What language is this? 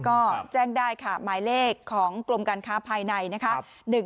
Thai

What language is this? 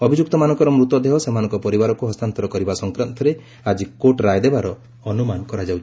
Odia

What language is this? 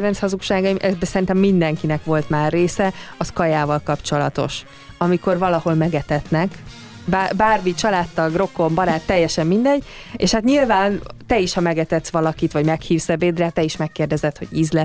Hungarian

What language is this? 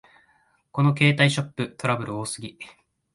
Japanese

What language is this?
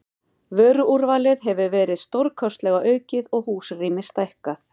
Icelandic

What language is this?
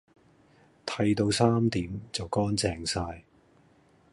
Cantonese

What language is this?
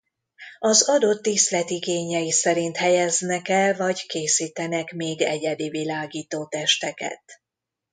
Hungarian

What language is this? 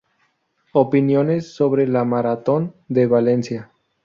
Spanish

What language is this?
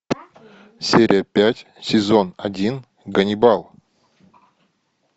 Russian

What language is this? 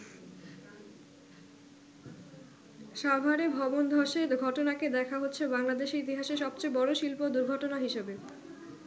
Bangla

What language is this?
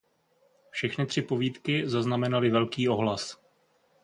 Czech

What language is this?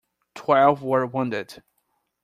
English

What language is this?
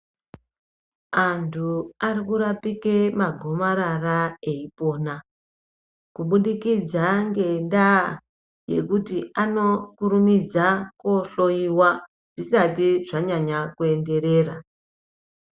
Ndau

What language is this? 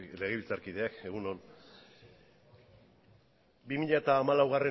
Basque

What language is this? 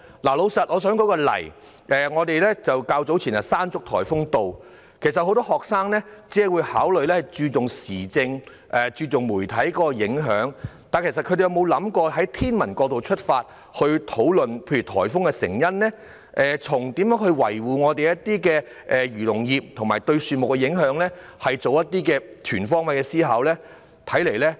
Cantonese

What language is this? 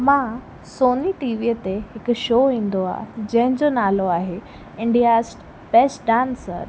Sindhi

